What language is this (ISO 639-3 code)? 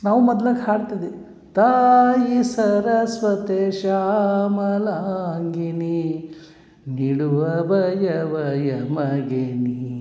kan